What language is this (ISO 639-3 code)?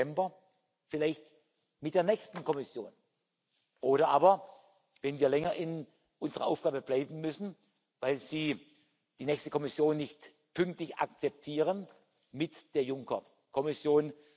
deu